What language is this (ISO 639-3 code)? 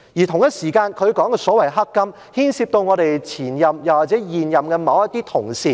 yue